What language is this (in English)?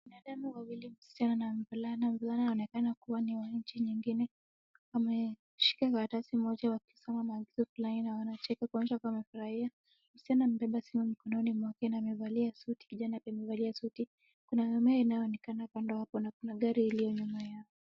Swahili